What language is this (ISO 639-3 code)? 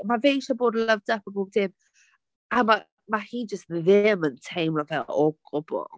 cym